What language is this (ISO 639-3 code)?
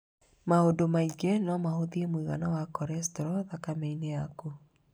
kik